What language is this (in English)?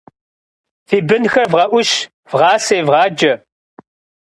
Kabardian